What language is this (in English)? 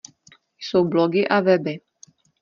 Czech